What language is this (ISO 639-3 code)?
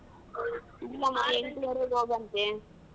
kan